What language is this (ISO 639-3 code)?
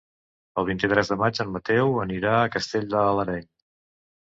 cat